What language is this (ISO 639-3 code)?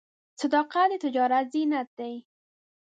pus